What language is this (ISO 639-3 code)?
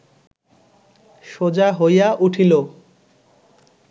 ben